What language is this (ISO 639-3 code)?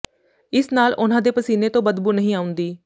pan